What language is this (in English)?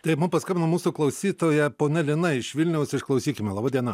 Lithuanian